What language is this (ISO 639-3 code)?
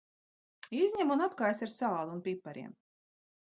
lav